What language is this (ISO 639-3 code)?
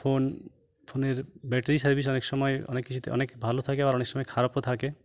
ben